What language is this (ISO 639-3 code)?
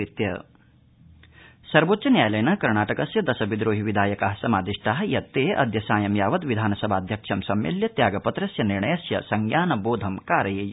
san